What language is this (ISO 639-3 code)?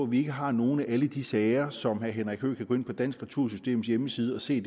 dan